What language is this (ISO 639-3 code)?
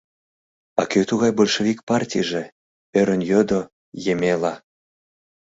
chm